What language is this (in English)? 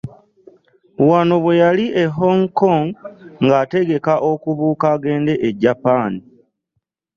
Ganda